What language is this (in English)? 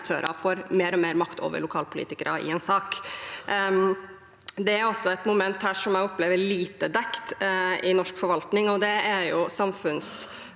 Norwegian